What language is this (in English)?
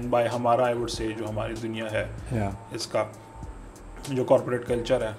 Urdu